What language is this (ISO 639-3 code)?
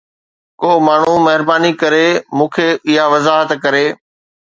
snd